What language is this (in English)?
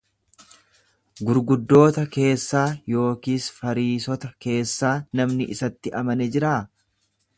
Oromo